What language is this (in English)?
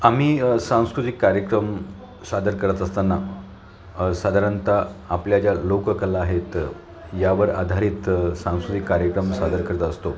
Marathi